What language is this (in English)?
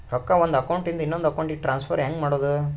Kannada